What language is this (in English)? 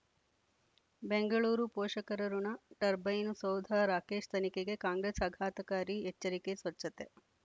Kannada